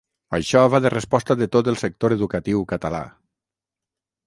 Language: Catalan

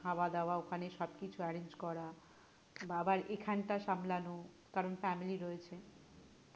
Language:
Bangla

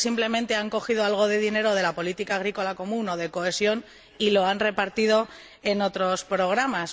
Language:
Spanish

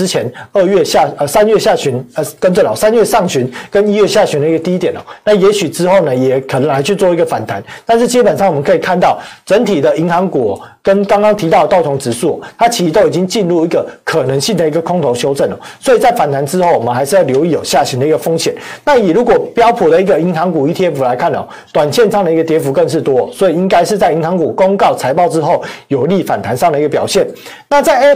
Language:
Chinese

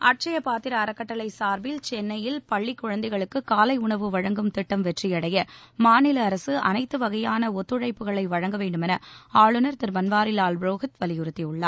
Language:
Tamil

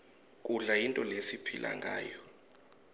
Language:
Swati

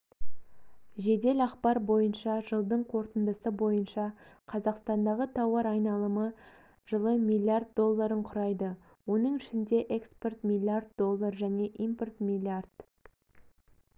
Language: Kazakh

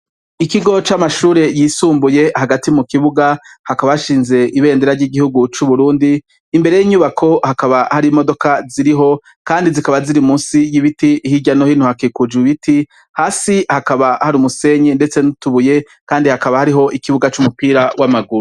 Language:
Rundi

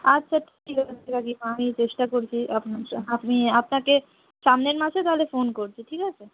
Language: Bangla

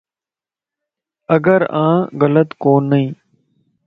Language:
Lasi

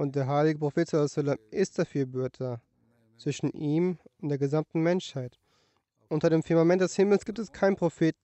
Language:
German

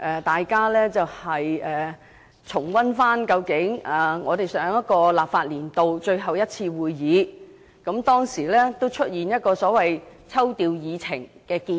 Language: Cantonese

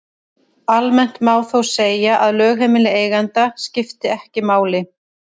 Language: Icelandic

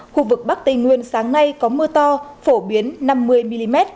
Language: Vietnamese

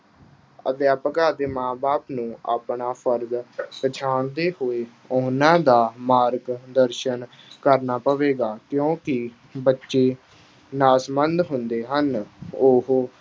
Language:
Punjabi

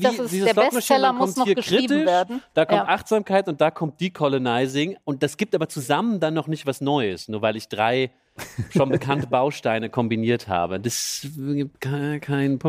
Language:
German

